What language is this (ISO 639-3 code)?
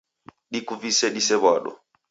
dav